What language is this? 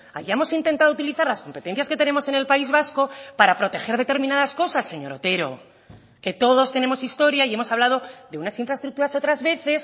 Spanish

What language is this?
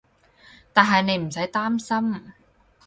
Cantonese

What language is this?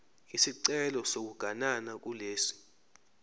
Zulu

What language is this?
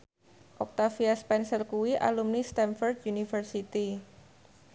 Javanese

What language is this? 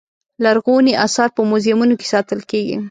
Pashto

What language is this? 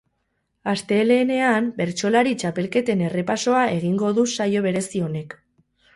Basque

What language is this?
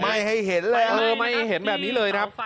Thai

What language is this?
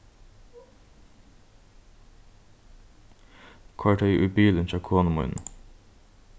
Faroese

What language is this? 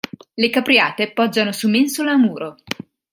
Italian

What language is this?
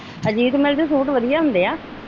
Punjabi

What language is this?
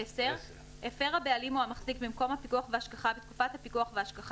Hebrew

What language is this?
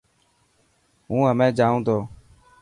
Dhatki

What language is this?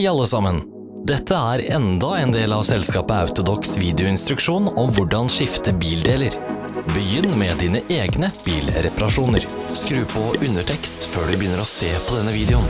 Norwegian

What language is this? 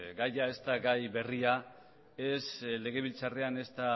Basque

